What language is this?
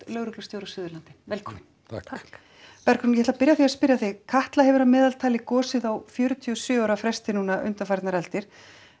Icelandic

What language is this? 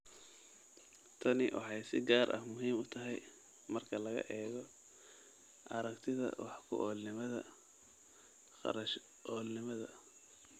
Somali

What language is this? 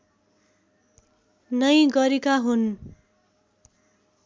Nepali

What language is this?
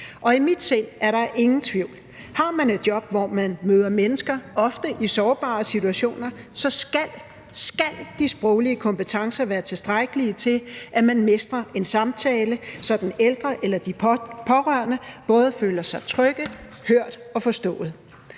Danish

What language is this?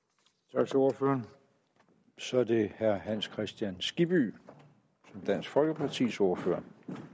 Danish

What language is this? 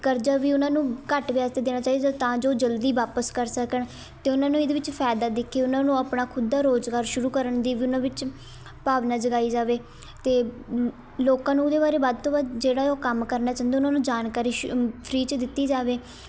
Punjabi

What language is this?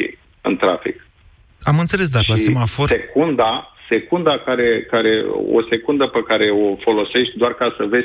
Romanian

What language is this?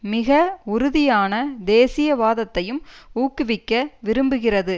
Tamil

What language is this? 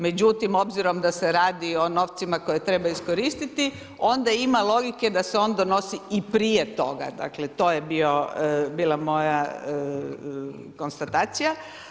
Croatian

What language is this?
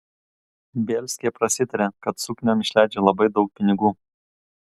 Lithuanian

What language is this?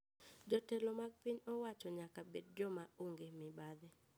Luo (Kenya and Tanzania)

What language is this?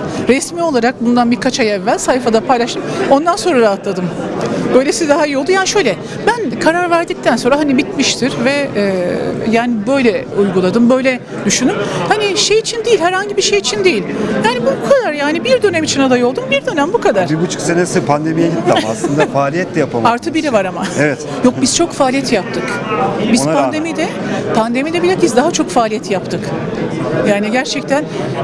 Turkish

